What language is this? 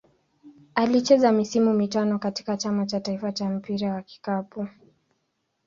Swahili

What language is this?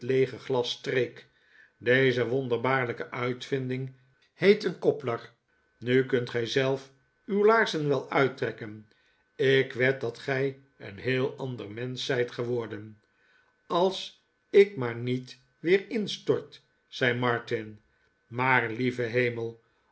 Dutch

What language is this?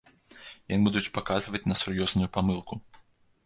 Belarusian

